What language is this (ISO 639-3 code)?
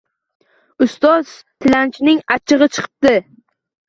uzb